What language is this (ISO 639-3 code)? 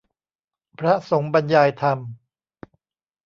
tha